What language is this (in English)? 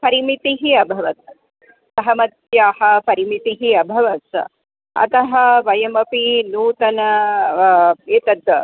Sanskrit